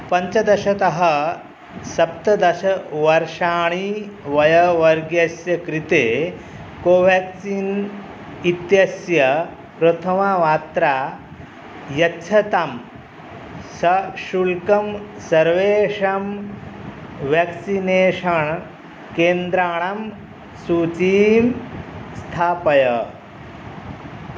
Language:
Sanskrit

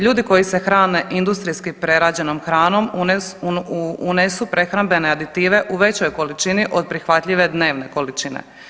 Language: Croatian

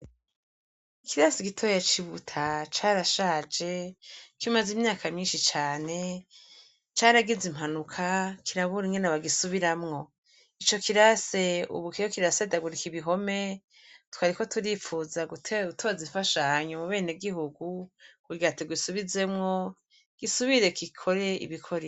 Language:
Rundi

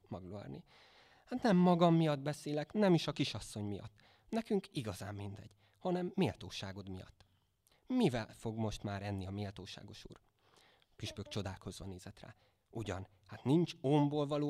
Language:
Hungarian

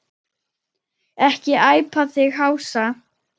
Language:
Icelandic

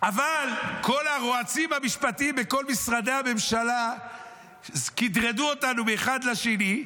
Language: Hebrew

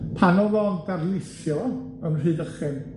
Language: Welsh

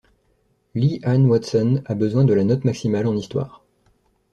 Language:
French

